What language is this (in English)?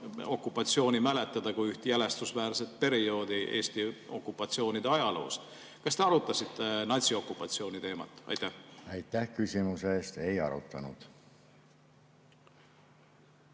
Estonian